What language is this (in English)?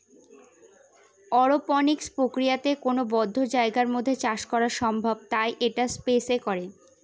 Bangla